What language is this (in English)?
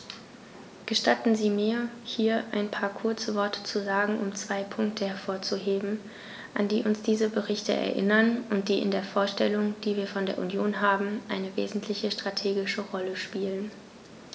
German